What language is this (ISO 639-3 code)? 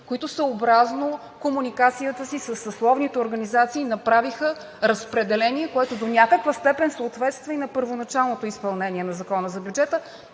bul